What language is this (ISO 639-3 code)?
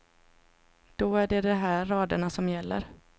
swe